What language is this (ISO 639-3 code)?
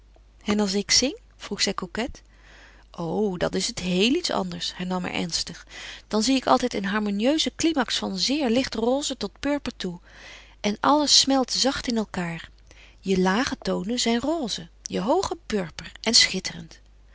nld